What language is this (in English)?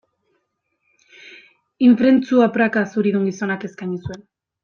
Basque